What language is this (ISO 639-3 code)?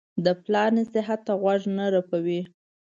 pus